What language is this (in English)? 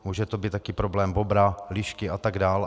Czech